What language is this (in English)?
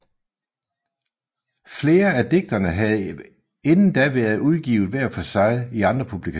Danish